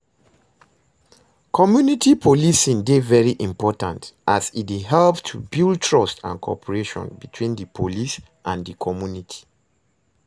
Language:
Nigerian Pidgin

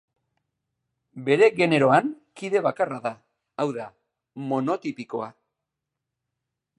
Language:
Basque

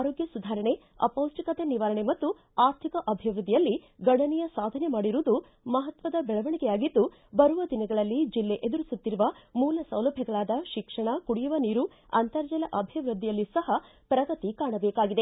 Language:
Kannada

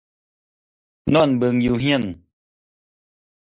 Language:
Thai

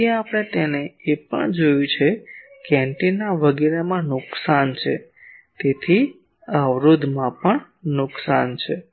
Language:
Gujarati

